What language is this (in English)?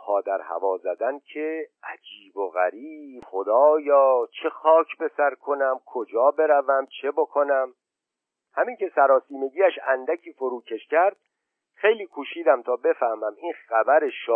Persian